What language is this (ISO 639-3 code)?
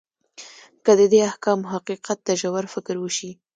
pus